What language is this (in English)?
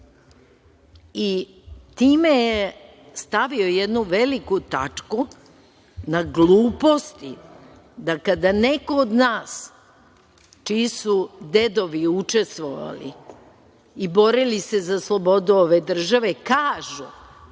Serbian